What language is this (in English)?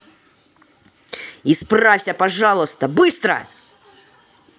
Russian